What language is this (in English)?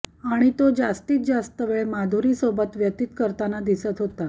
Marathi